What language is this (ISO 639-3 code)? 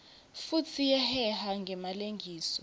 ssw